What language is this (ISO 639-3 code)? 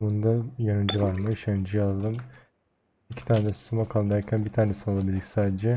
tur